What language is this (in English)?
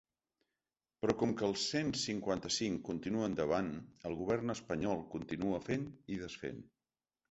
Catalan